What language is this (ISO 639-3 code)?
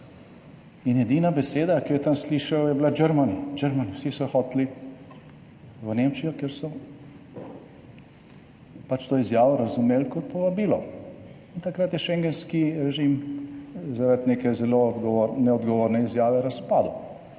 slv